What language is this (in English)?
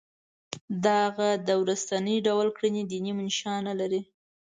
Pashto